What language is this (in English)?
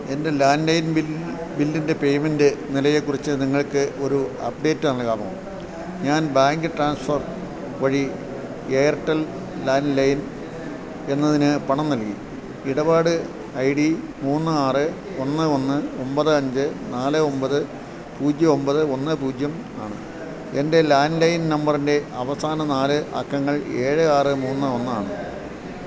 Malayalam